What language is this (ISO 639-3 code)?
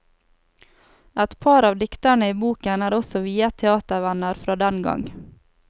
nor